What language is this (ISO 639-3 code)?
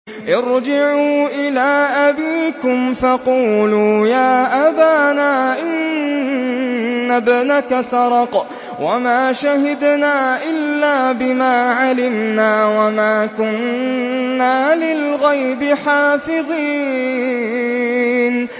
ara